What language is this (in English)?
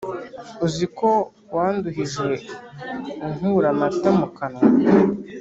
Kinyarwanda